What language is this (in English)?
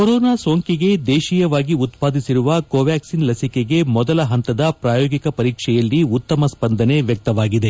Kannada